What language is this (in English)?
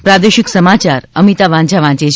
Gujarati